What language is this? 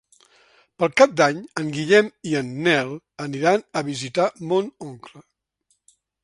Catalan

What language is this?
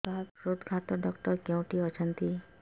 Odia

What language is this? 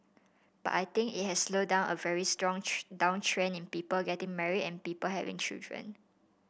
English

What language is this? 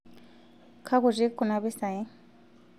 Masai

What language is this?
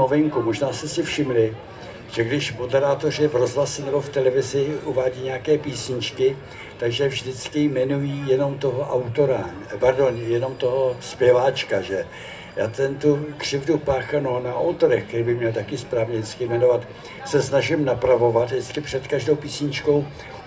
Czech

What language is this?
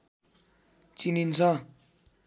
Nepali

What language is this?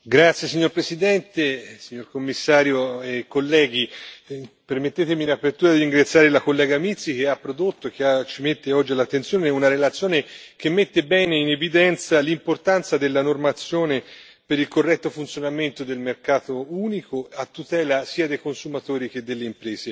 Italian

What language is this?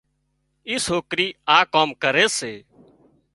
Wadiyara Koli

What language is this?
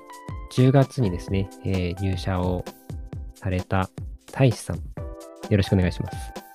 Japanese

